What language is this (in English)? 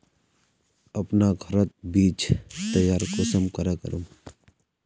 Magahi